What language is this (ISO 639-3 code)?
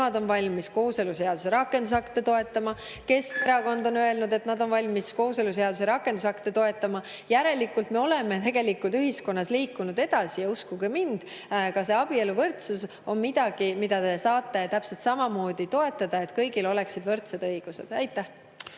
est